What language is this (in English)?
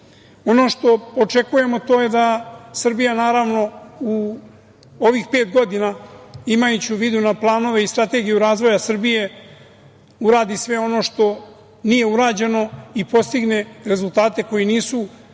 Serbian